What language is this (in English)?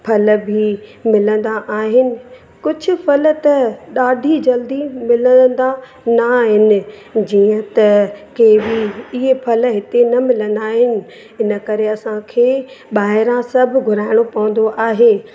Sindhi